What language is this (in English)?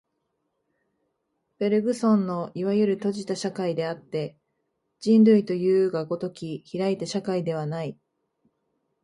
Japanese